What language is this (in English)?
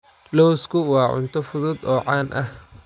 Somali